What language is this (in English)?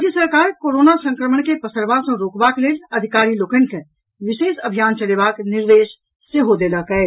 Maithili